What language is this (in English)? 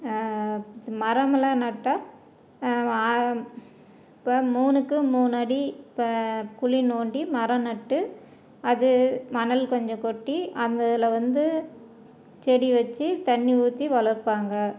Tamil